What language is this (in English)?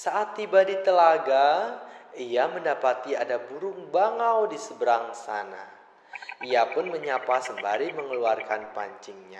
Indonesian